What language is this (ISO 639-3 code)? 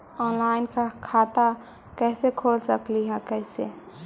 mag